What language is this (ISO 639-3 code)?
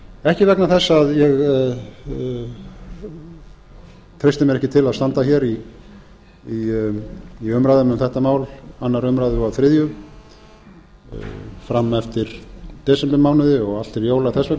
isl